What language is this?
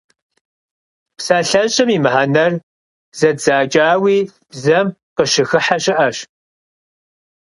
Kabardian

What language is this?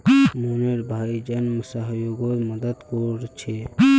Magahi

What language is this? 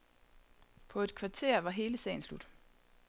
Danish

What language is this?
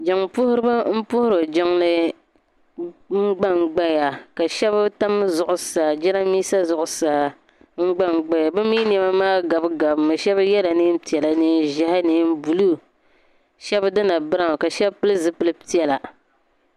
Dagbani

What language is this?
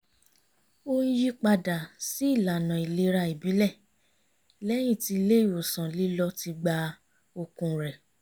Yoruba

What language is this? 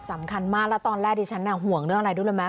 Thai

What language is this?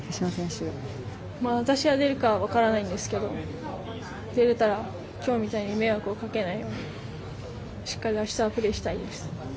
Japanese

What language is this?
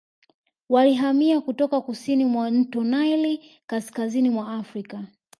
Swahili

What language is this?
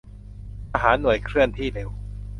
Thai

